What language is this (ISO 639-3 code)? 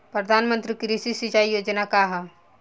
bho